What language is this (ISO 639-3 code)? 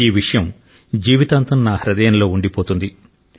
tel